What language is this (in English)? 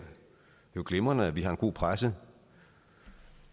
Danish